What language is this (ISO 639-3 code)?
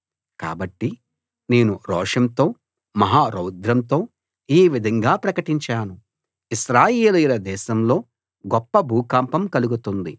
tel